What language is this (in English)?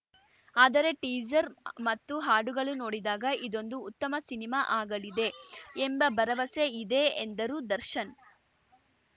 Kannada